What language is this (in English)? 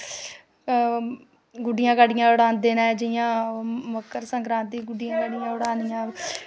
Dogri